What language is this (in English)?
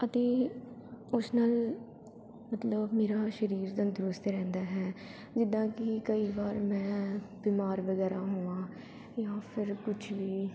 Punjabi